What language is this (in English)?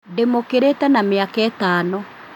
Kikuyu